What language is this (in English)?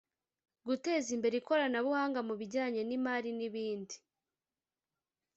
Kinyarwanda